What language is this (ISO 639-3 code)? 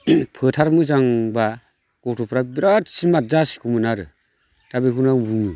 brx